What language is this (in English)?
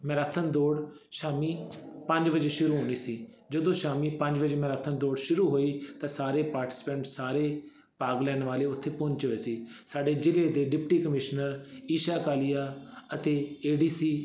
Punjabi